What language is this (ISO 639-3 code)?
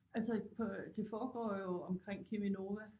dan